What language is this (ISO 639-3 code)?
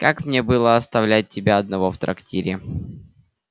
rus